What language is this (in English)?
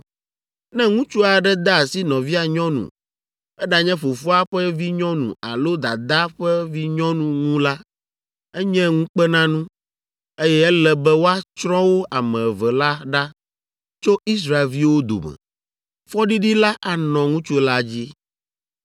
Ewe